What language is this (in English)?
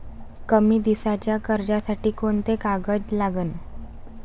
Marathi